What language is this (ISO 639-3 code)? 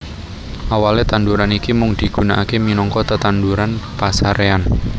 jav